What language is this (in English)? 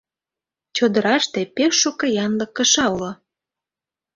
Mari